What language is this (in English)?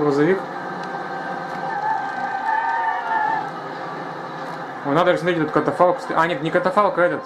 Russian